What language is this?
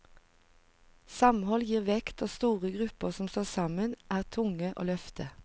Norwegian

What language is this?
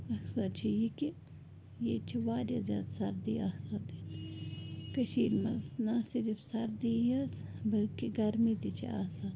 Kashmiri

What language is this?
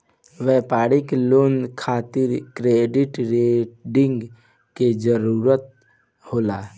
Bhojpuri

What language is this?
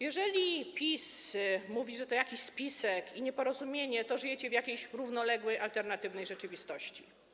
Polish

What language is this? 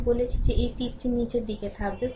Bangla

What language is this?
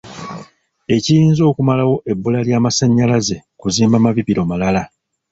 Ganda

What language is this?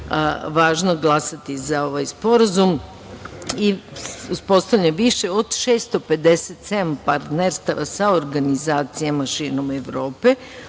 Serbian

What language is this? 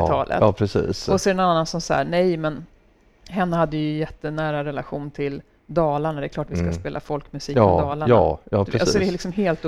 Swedish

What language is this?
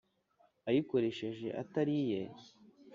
Kinyarwanda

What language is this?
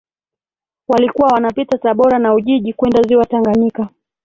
Swahili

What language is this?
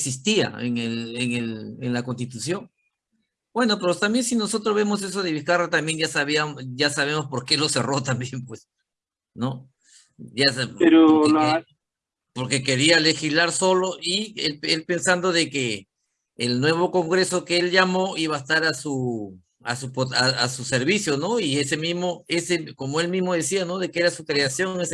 Spanish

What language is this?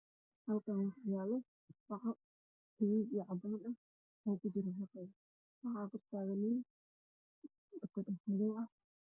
Somali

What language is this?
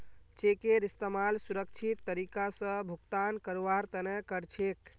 Magahi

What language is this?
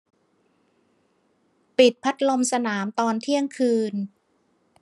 Thai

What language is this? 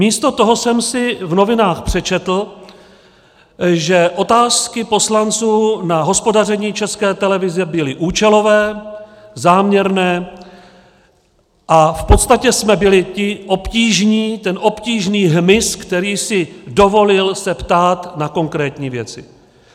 Czech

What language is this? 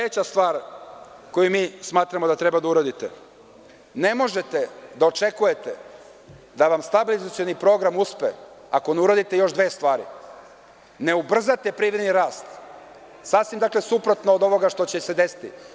Serbian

